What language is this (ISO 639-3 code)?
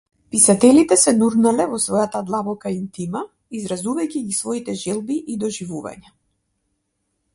mkd